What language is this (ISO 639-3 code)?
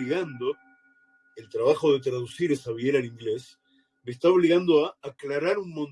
spa